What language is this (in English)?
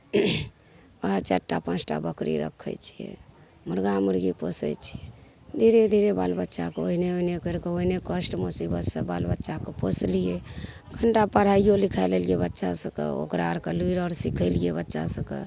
Maithili